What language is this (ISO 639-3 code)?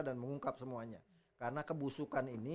ind